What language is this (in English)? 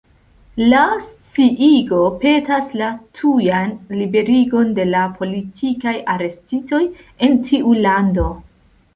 Esperanto